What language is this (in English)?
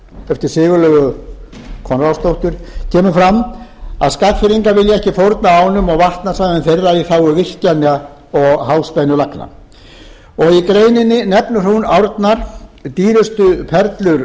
Icelandic